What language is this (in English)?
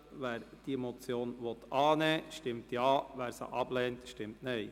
Swiss German